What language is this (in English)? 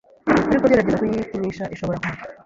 Kinyarwanda